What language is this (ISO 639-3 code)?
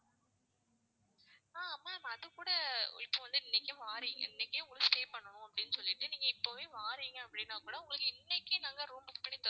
tam